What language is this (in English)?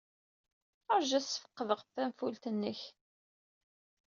Kabyle